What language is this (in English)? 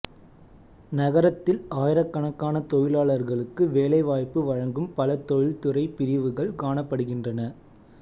Tamil